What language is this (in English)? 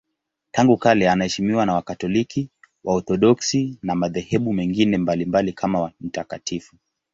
Swahili